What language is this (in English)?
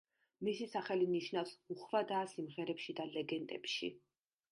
Georgian